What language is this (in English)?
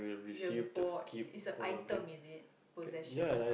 English